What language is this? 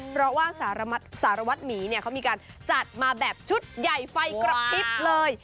Thai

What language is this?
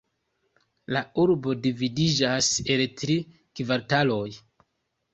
Esperanto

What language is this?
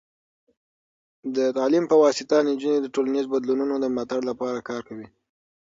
Pashto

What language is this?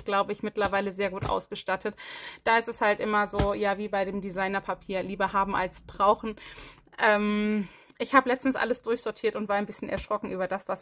German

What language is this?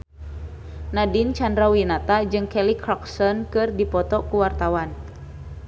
Sundanese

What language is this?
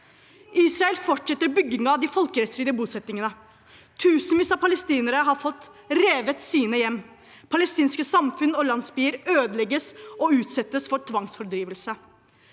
Norwegian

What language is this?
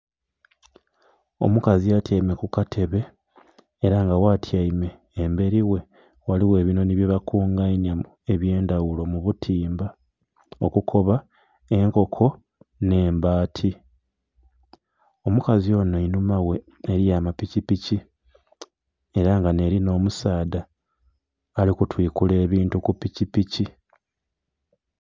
Soga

